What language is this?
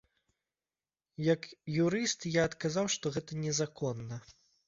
Belarusian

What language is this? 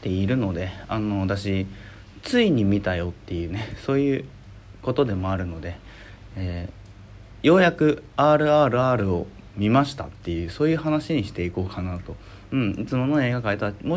Japanese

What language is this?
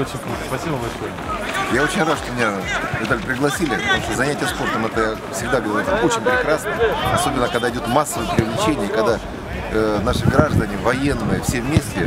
Russian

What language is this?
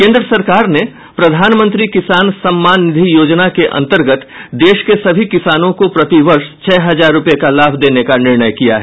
Hindi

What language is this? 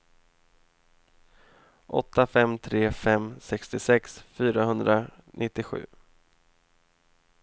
Swedish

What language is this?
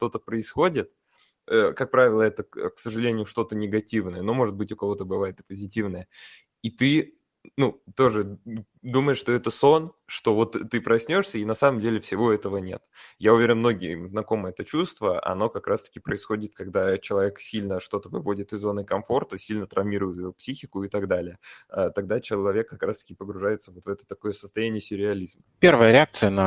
Russian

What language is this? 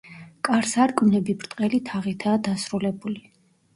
Georgian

